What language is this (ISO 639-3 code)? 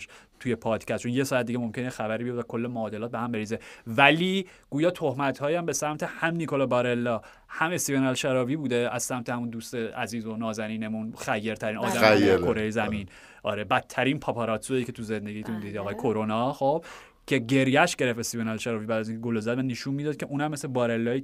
fas